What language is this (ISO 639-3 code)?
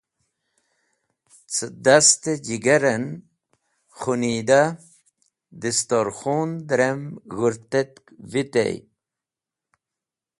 wbl